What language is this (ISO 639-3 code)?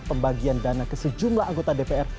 ind